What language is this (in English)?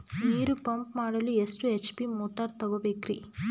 Kannada